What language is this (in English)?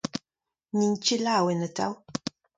Breton